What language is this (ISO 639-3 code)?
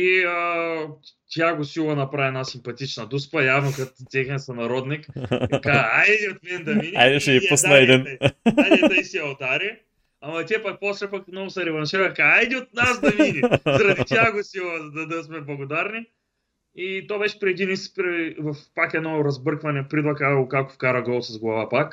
bul